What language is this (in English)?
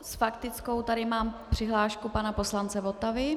Czech